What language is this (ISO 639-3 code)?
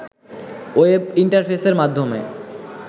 ben